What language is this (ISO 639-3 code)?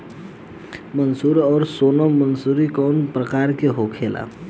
bho